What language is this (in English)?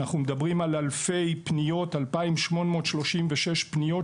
Hebrew